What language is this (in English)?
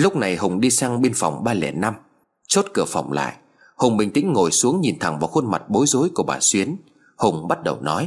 Vietnamese